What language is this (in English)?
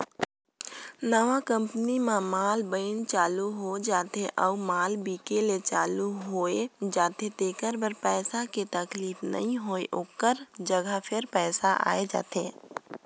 Chhattisgarhi